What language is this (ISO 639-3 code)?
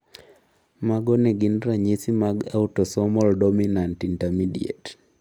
luo